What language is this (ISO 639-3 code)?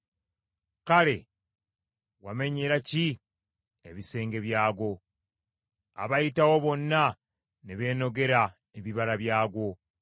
lug